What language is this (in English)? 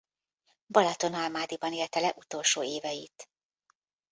Hungarian